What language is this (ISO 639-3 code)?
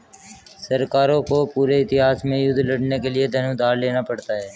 hin